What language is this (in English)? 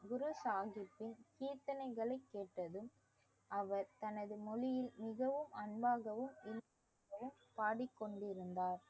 Tamil